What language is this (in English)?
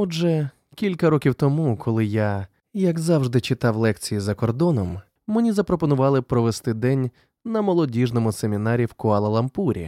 Ukrainian